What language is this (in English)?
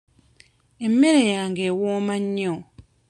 Ganda